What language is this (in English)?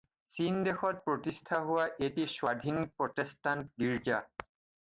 Assamese